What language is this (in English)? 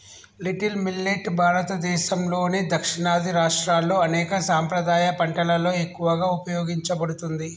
Telugu